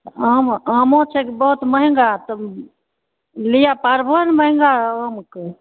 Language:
Maithili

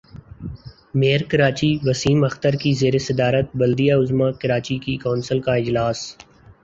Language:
Urdu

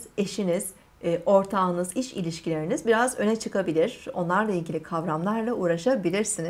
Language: Turkish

